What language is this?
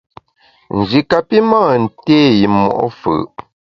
Bamun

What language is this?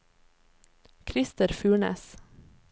Norwegian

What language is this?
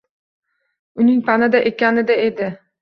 Uzbek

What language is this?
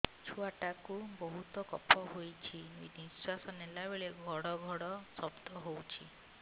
Odia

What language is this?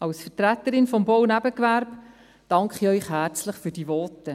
Swiss German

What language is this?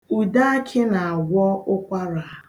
Igbo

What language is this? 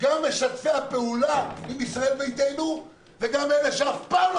Hebrew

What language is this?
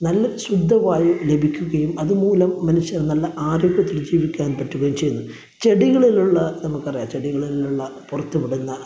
Malayalam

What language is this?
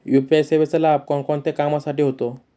Marathi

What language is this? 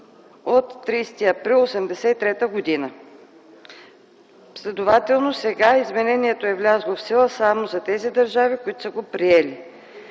Bulgarian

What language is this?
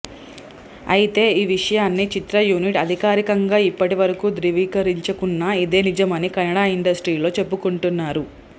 Telugu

